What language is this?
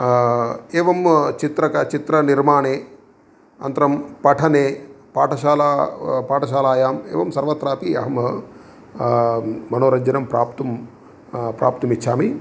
Sanskrit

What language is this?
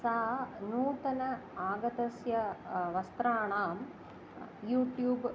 Sanskrit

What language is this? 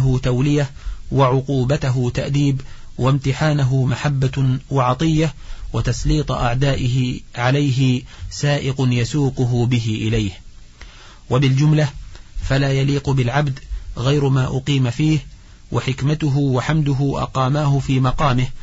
Arabic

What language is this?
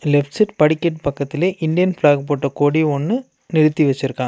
Tamil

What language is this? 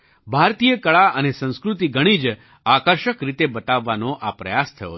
Gujarati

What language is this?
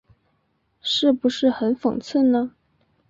Chinese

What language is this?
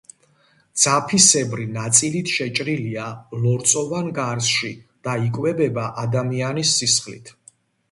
Georgian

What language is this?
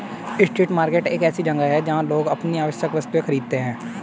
Hindi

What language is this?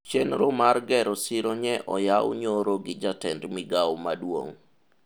Luo (Kenya and Tanzania)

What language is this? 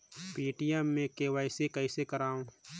Chhattisgarhi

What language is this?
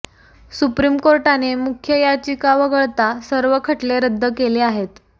Marathi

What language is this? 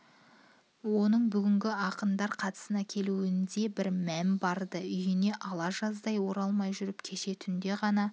Kazakh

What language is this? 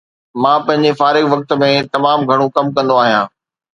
Sindhi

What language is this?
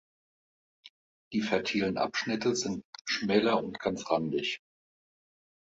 German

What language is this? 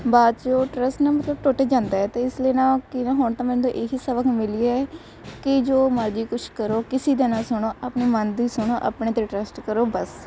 Punjabi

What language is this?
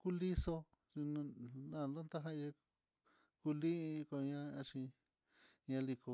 Mitlatongo Mixtec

